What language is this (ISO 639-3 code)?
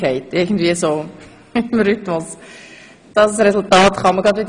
gsw